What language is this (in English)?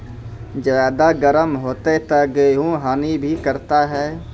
Maithili